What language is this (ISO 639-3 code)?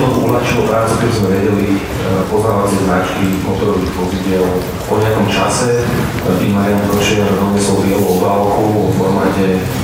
slk